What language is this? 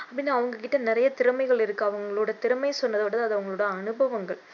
Tamil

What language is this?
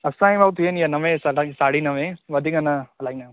Sindhi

